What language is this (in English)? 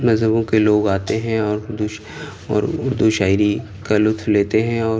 Urdu